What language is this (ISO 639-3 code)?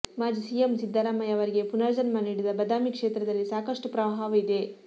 kan